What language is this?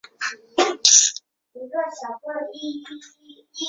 Chinese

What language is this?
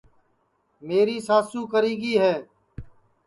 Sansi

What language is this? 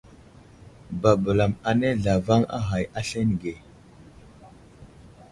Wuzlam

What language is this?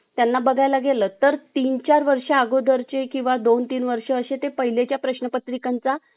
Marathi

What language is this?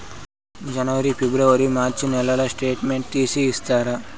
Telugu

